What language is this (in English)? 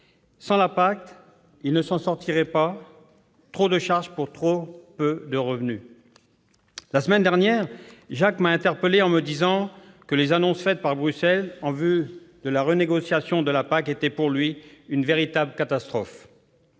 French